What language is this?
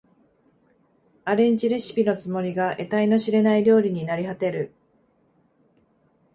Japanese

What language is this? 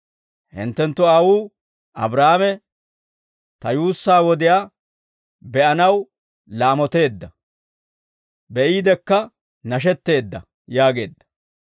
Dawro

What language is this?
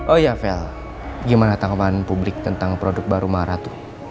Indonesian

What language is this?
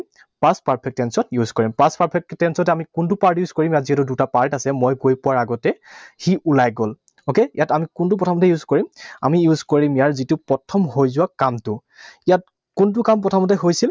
Assamese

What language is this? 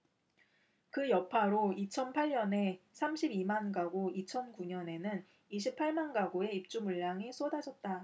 Korean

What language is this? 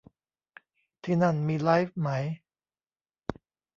Thai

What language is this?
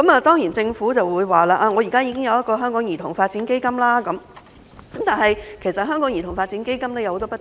Cantonese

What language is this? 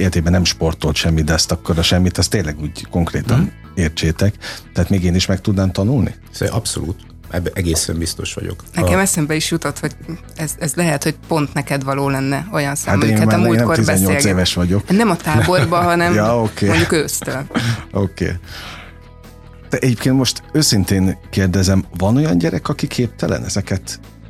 Hungarian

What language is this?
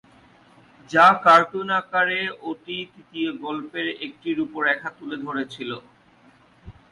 Bangla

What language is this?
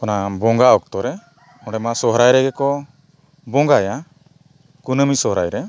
Santali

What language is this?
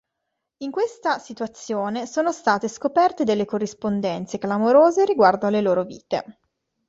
Italian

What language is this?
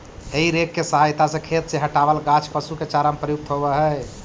Magahi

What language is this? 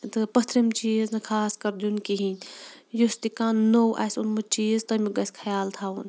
Kashmiri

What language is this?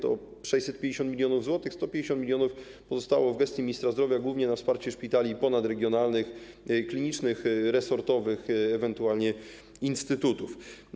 Polish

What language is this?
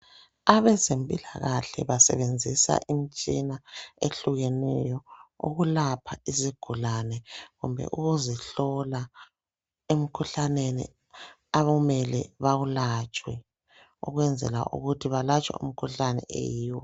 North Ndebele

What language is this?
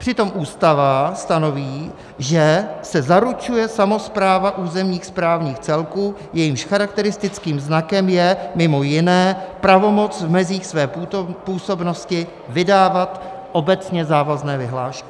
Czech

